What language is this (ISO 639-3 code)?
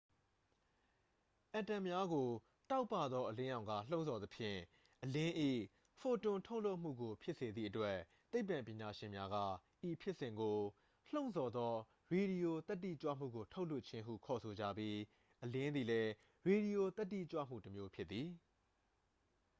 mya